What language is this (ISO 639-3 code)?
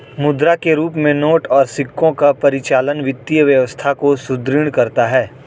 hin